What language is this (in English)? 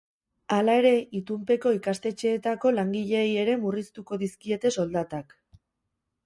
Basque